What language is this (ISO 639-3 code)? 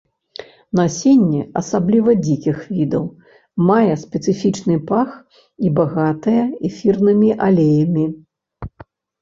bel